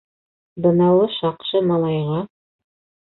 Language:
Bashkir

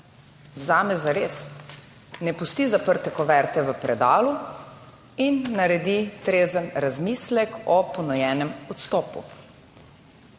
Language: Slovenian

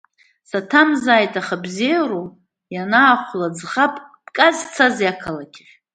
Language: Abkhazian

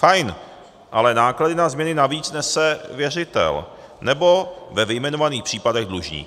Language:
Czech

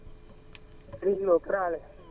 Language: Wolof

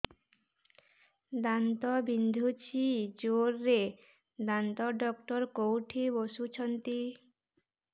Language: Odia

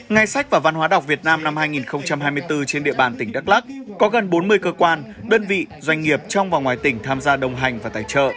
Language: Vietnamese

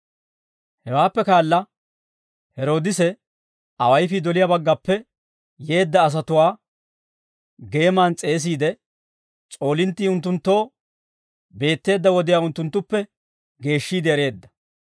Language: Dawro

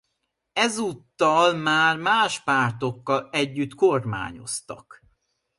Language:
Hungarian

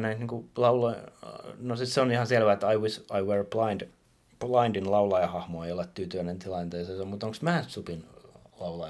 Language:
Finnish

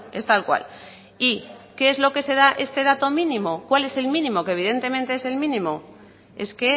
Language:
Spanish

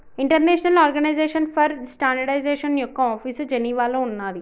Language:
Telugu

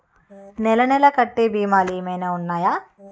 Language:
Telugu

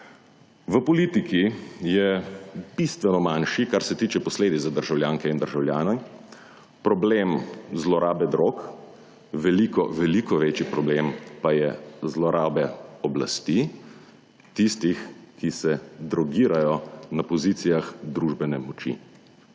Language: Slovenian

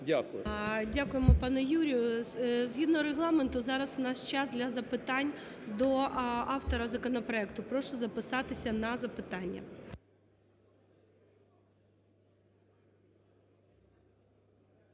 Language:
Ukrainian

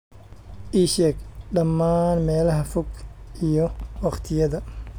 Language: Somali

